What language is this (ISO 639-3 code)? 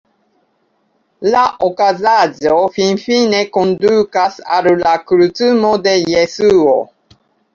epo